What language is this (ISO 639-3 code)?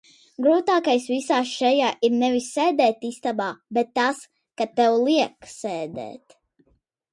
lav